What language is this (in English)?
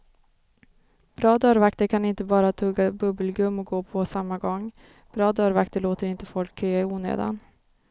Swedish